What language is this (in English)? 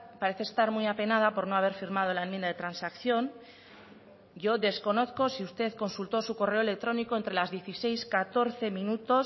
Spanish